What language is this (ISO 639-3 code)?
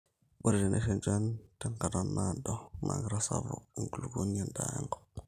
mas